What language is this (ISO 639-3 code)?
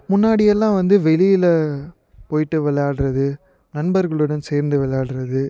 tam